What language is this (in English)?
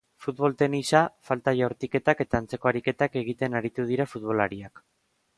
Basque